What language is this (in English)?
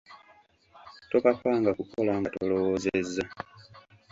Ganda